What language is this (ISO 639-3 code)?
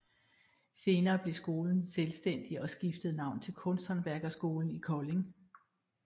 dan